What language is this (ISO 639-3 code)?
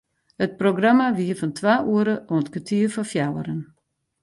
fry